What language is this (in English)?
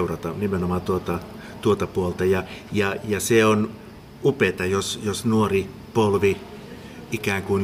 Finnish